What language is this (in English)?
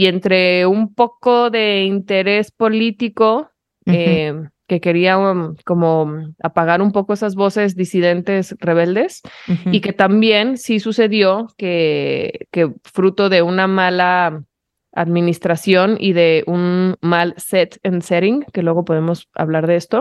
Spanish